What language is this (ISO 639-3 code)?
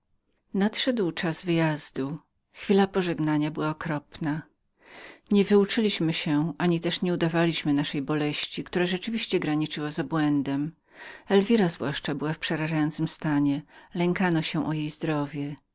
pol